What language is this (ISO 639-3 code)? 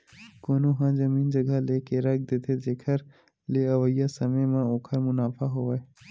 hne